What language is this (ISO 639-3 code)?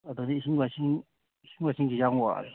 mni